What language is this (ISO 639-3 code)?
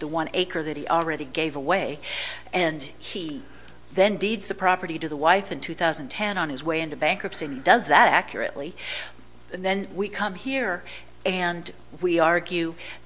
eng